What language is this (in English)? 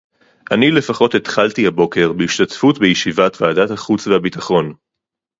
Hebrew